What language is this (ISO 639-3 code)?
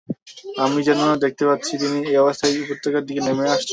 ben